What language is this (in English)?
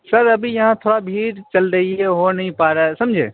Urdu